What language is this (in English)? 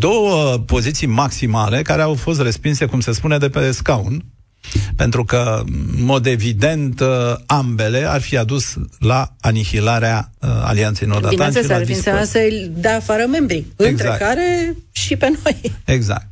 Romanian